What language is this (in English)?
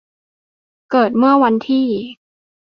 Thai